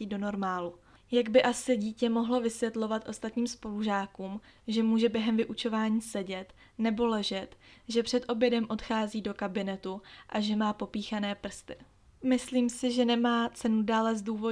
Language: Czech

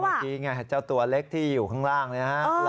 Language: Thai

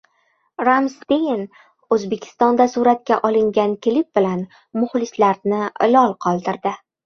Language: Uzbek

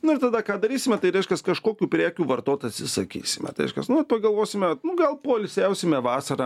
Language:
Lithuanian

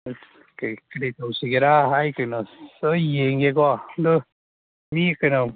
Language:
Manipuri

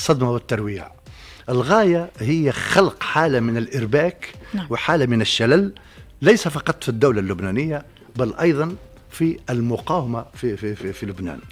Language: Arabic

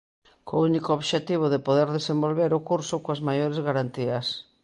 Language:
Galician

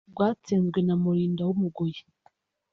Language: Kinyarwanda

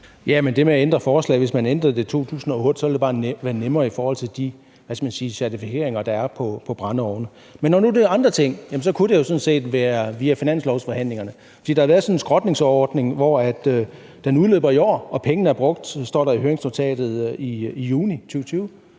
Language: Danish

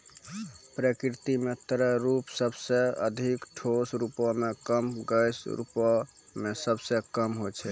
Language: Maithili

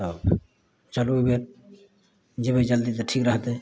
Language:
Maithili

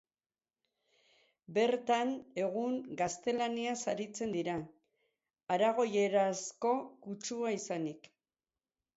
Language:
Basque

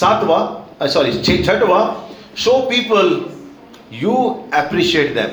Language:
Hindi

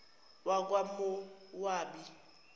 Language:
Zulu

